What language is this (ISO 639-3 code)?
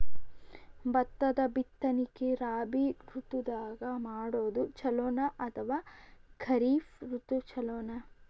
kan